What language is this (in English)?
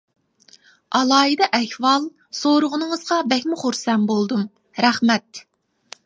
Uyghur